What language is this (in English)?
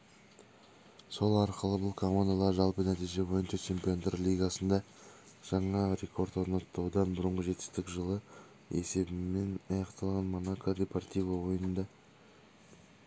Kazakh